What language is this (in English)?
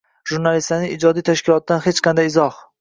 Uzbek